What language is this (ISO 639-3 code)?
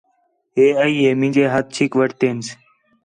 xhe